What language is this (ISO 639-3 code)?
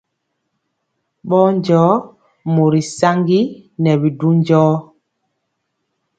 mcx